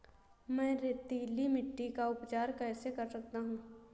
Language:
Hindi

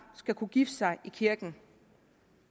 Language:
Danish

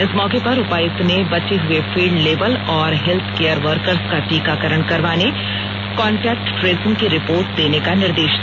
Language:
Hindi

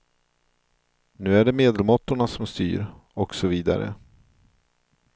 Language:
Swedish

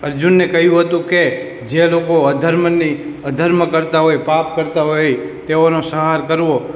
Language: Gujarati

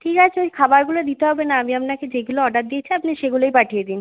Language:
Bangla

